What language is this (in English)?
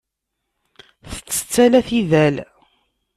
Kabyle